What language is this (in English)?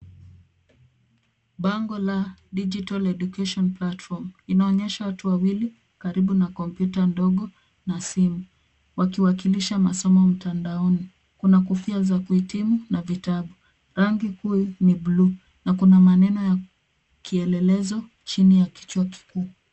Swahili